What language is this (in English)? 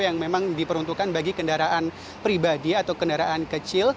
Indonesian